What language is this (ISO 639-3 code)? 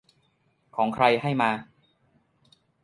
tha